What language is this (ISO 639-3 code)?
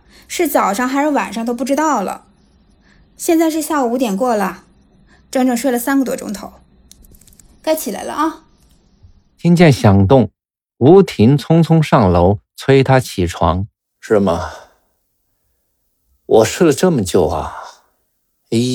zho